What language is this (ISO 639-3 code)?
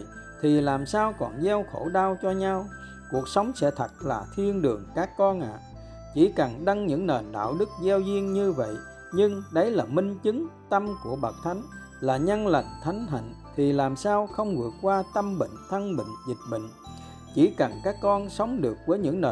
vie